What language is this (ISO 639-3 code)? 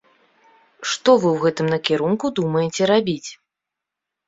bel